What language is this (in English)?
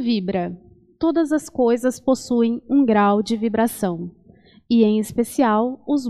Portuguese